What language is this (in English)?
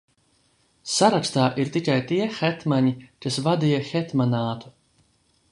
Latvian